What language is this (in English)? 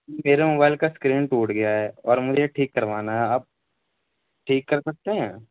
Urdu